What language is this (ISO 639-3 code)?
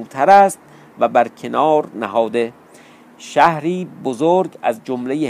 fas